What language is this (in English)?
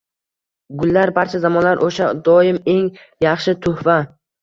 Uzbek